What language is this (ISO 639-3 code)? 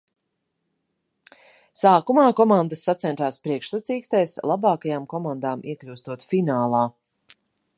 lav